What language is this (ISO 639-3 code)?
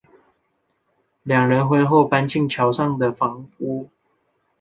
zho